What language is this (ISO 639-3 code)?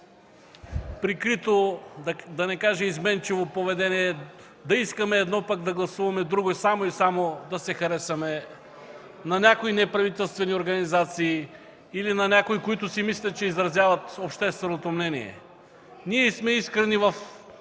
bul